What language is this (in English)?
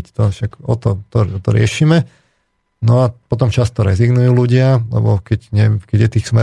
Slovak